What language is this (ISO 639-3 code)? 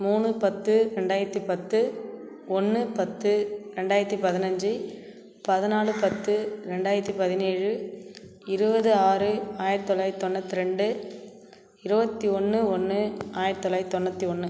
tam